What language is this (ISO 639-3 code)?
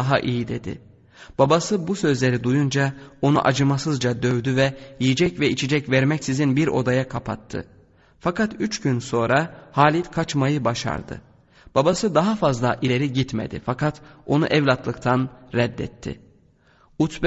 tur